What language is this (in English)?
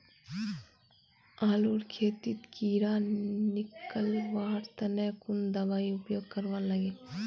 Magahi